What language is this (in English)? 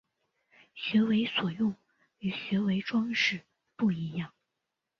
Chinese